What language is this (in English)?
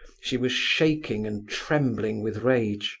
English